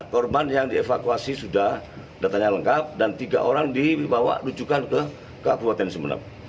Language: Indonesian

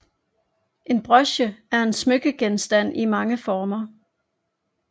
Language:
Danish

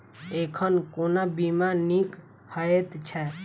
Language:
Maithili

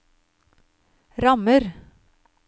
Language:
Norwegian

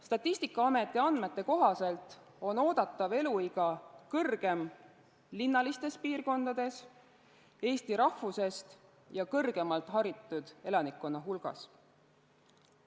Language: Estonian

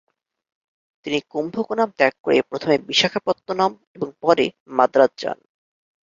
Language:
Bangla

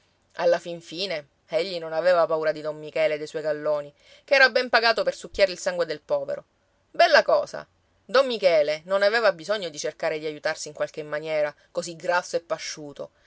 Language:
Italian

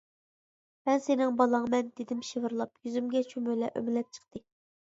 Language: Uyghur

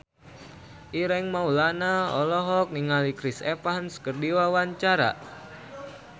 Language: Sundanese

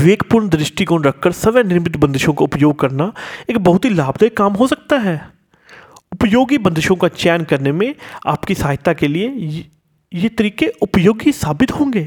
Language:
Hindi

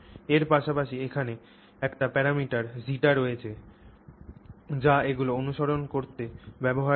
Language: Bangla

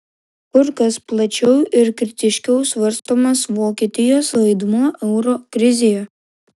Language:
Lithuanian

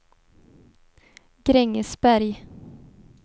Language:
Swedish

